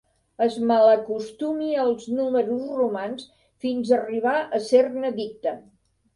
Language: Catalan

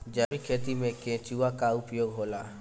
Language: Bhojpuri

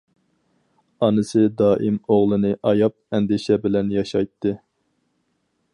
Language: Uyghur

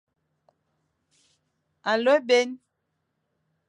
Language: Fang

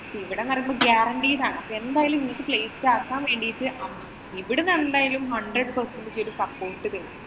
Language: Malayalam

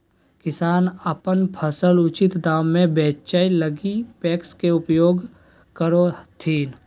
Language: Magahi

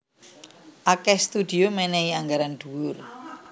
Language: Javanese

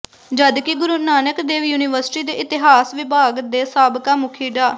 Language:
Punjabi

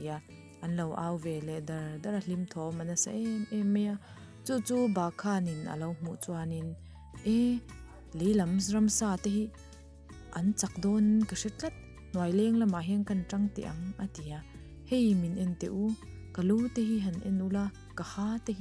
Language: Thai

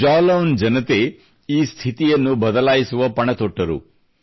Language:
Kannada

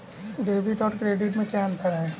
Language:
Hindi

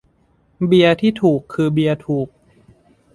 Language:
Thai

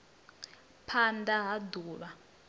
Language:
Venda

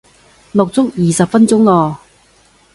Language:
Cantonese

